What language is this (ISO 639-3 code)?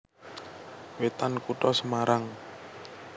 jav